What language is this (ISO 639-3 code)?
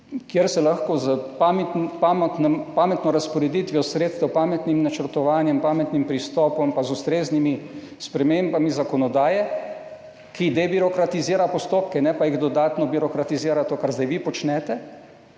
slv